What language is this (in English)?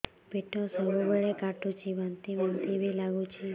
Odia